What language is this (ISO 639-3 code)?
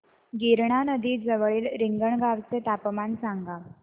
mar